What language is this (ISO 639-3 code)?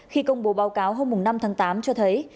vie